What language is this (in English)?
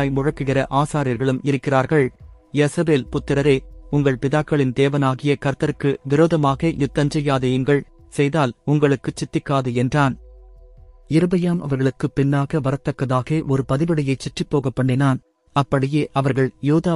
Tamil